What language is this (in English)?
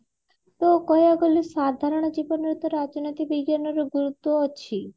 Odia